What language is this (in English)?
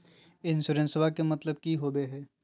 Magahi